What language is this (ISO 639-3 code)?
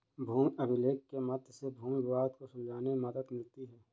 hin